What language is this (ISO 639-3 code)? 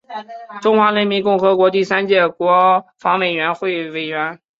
zho